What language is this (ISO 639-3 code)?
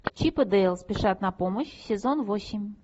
rus